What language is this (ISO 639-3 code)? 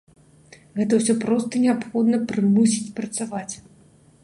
bel